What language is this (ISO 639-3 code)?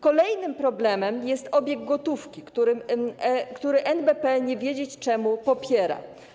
pol